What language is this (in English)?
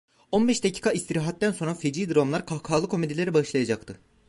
Turkish